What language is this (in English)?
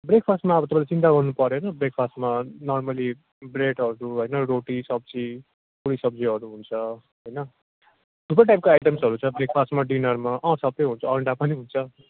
Nepali